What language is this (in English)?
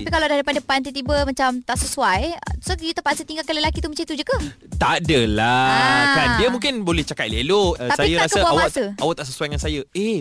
Malay